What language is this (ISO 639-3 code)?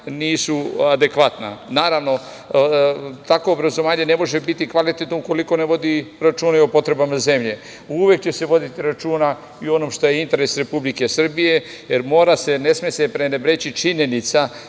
srp